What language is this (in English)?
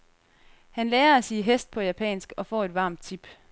Danish